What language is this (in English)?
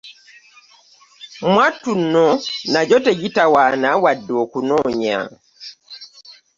Ganda